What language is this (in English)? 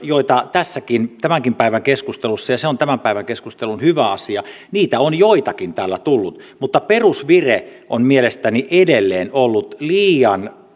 Finnish